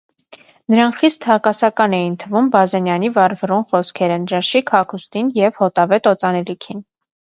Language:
Armenian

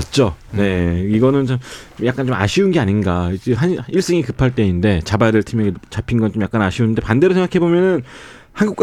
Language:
Korean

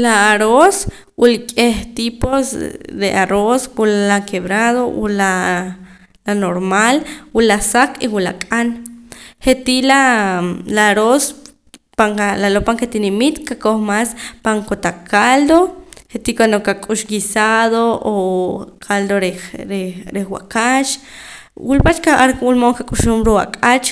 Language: Poqomam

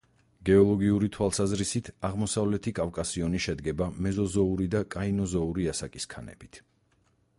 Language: Georgian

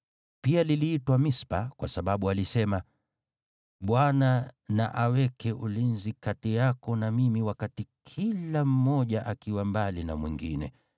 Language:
Swahili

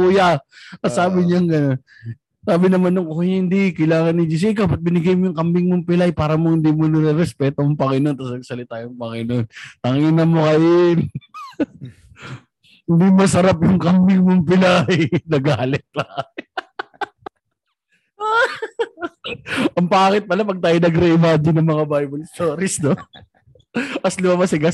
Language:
Filipino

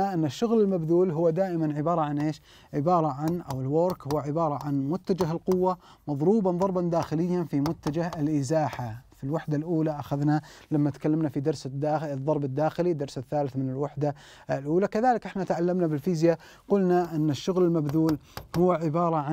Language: Arabic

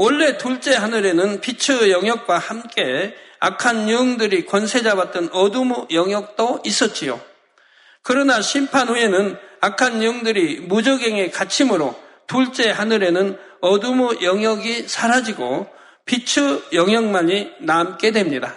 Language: Korean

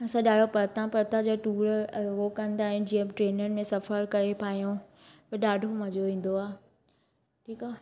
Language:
Sindhi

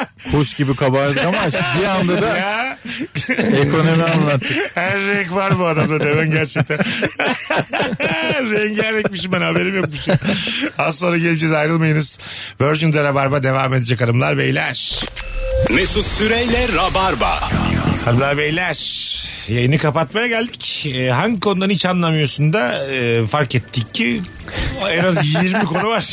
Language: Turkish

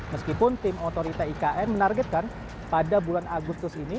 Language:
Indonesian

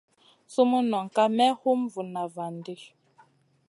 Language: Masana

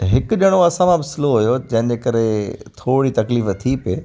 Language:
Sindhi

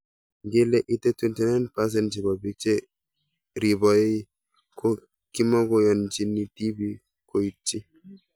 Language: Kalenjin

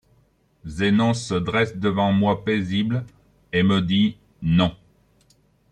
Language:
French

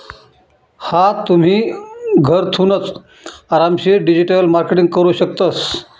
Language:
Marathi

